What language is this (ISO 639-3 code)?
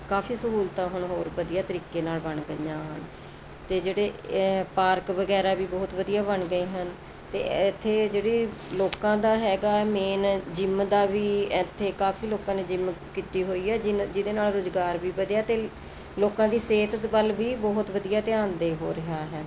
pan